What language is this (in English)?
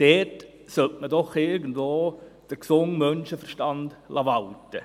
Swiss German